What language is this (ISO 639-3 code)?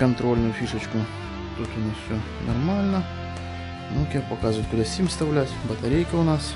rus